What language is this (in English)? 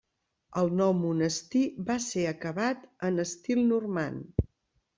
Catalan